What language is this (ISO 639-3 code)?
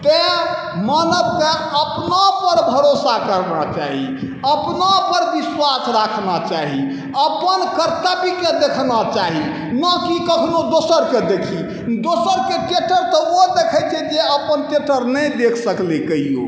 mai